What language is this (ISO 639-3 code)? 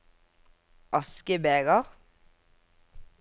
nor